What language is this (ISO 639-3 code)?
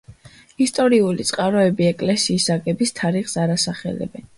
kat